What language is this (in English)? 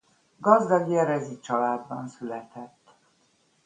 Hungarian